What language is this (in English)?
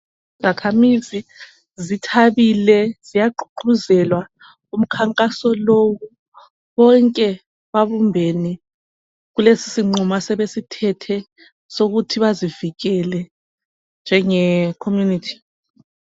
North Ndebele